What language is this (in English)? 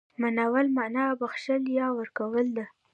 Pashto